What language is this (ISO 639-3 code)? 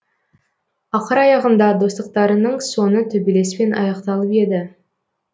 kaz